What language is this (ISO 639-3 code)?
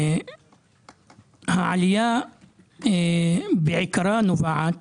heb